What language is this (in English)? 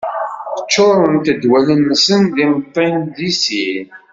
Kabyle